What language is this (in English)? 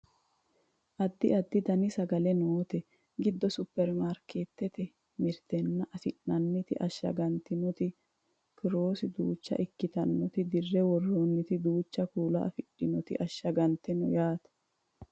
Sidamo